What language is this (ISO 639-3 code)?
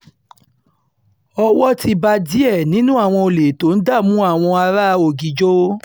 yor